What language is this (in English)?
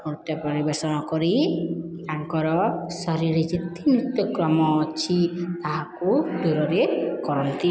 Odia